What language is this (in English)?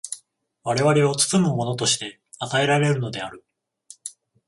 Japanese